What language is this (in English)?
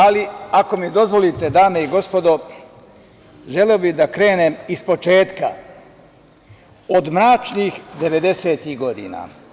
Serbian